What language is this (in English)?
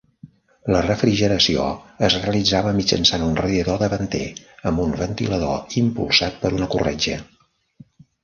Catalan